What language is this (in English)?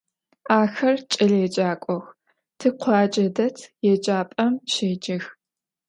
Adyghe